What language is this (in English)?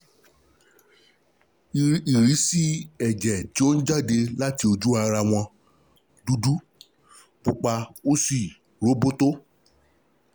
Yoruba